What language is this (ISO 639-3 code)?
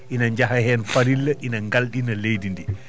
ful